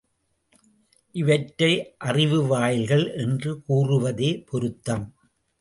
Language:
Tamil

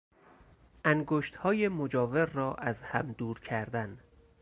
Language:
Persian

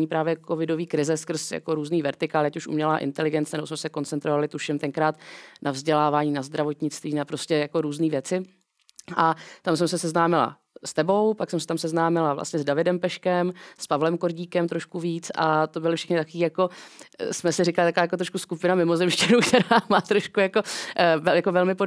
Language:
Czech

